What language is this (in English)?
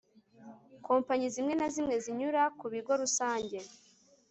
Kinyarwanda